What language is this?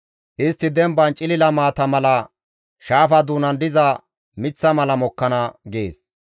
Gamo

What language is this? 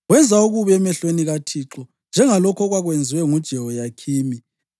North Ndebele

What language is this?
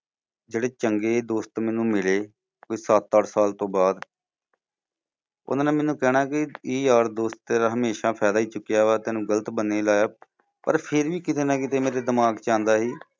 Punjabi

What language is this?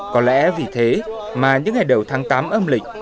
Vietnamese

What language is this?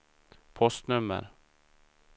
Swedish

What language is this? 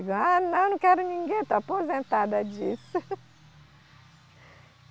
Portuguese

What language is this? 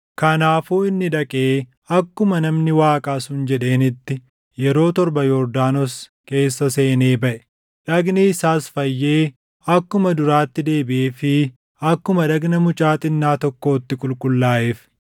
Oromo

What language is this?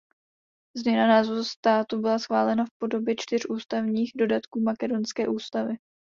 Czech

